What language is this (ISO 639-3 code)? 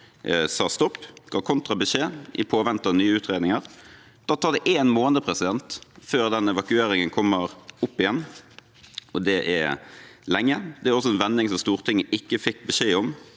nor